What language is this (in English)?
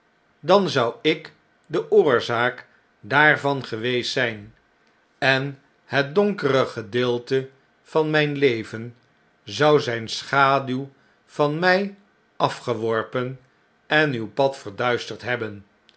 Dutch